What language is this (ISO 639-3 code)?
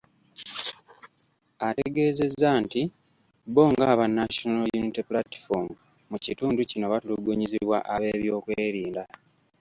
lug